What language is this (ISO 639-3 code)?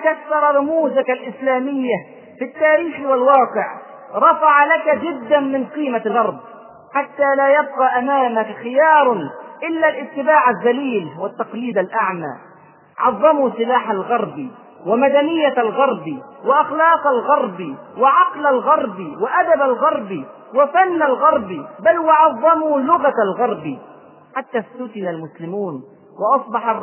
ara